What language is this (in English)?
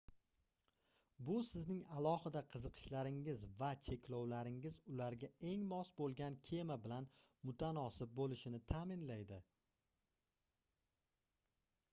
Uzbek